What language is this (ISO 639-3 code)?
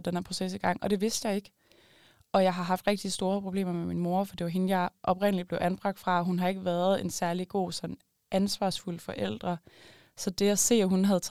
dan